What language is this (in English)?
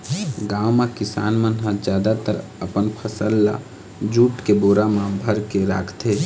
Chhattisgarhi